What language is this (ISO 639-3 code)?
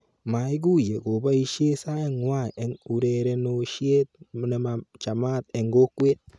kln